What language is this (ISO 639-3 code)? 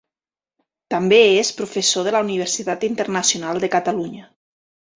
cat